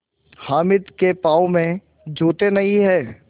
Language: Hindi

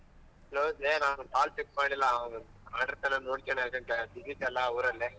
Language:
Kannada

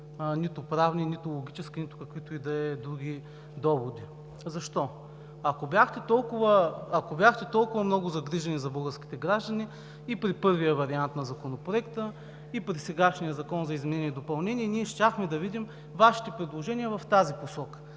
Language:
Bulgarian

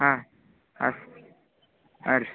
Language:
Kannada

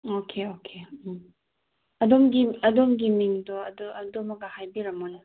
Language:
Manipuri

